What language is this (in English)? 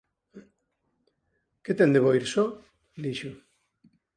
Galician